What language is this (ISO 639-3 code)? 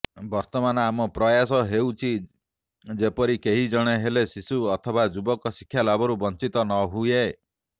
ori